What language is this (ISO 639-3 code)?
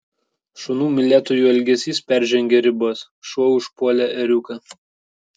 lit